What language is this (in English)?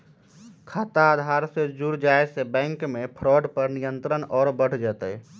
Magahi